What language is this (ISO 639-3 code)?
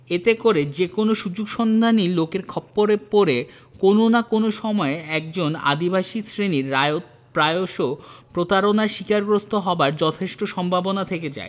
ben